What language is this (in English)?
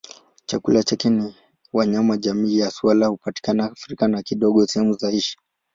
Swahili